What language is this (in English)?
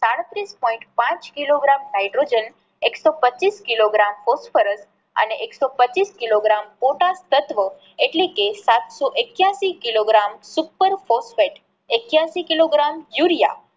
Gujarati